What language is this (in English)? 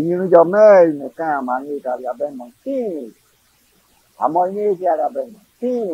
Thai